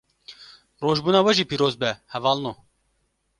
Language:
Kurdish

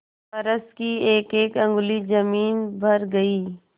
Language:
Hindi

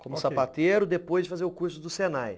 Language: Portuguese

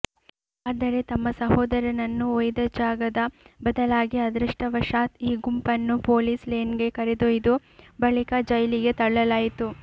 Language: Kannada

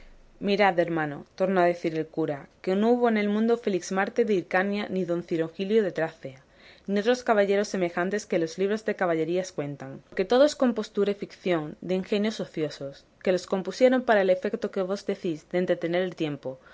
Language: Spanish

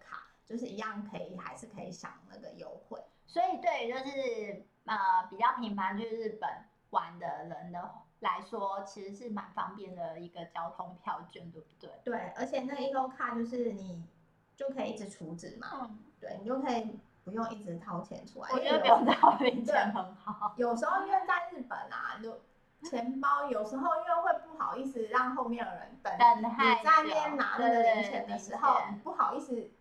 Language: Chinese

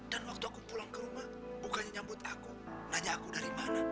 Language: Indonesian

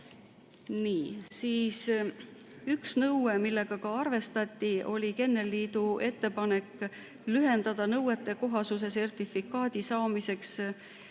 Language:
Estonian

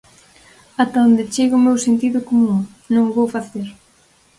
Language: Galician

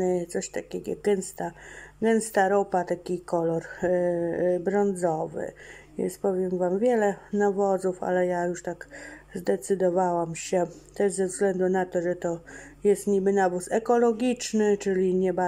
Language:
Polish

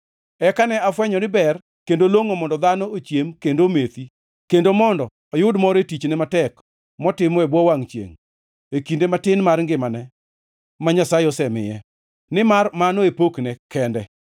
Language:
Luo (Kenya and Tanzania)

